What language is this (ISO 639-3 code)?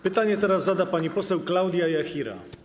pol